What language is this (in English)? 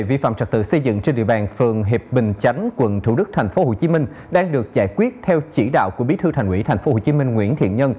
Vietnamese